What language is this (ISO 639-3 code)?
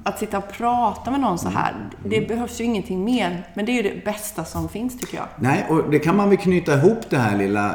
swe